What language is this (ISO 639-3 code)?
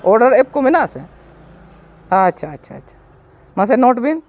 sat